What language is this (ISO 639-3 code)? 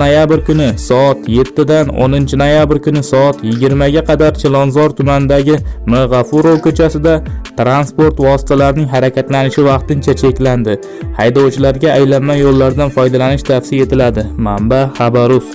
ind